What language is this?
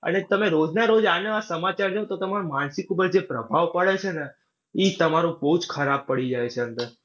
Gujarati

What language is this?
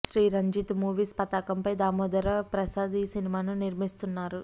Telugu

